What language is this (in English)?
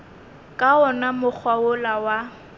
Northern Sotho